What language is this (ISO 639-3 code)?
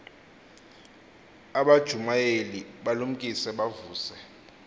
xho